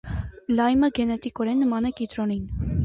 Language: Armenian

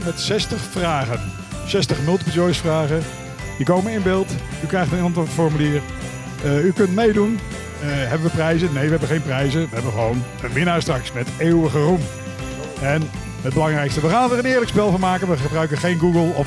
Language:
Dutch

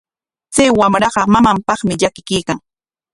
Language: Corongo Ancash Quechua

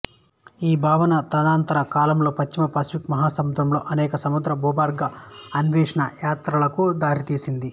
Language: Telugu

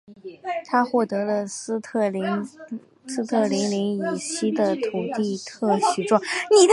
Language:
Chinese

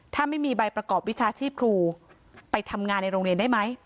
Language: Thai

